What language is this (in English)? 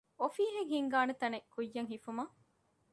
Divehi